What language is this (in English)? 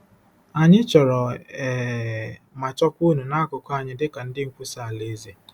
Igbo